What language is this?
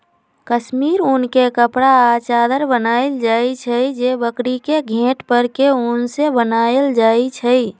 Magahi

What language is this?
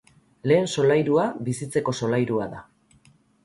Basque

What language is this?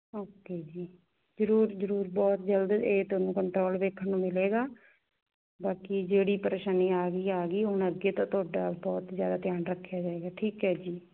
Punjabi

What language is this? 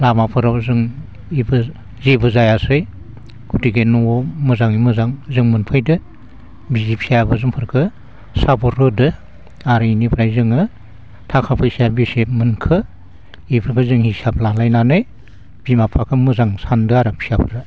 Bodo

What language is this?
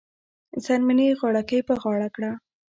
Pashto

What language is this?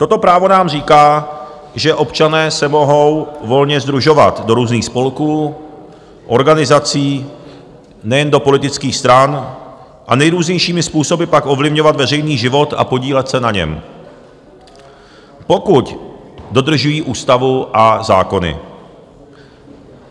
Czech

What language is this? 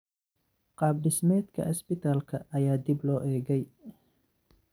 Somali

